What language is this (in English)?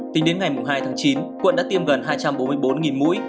Vietnamese